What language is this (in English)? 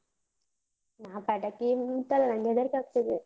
Kannada